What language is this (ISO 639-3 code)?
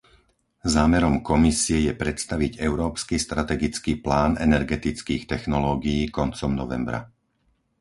slk